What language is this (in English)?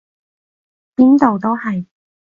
Cantonese